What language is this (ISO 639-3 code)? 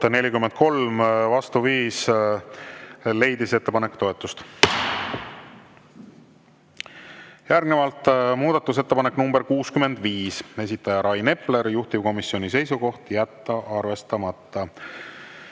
est